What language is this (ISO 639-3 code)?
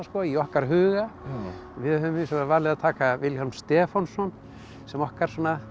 isl